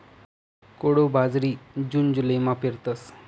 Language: Marathi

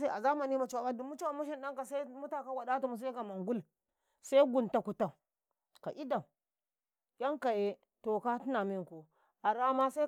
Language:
Karekare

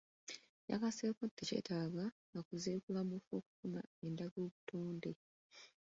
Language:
Ganda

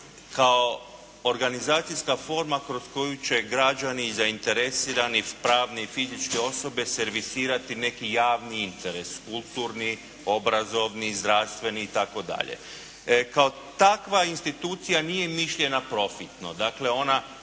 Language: Croatian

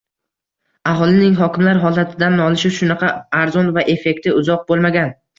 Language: Uzbek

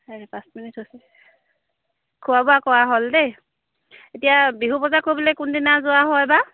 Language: Assamese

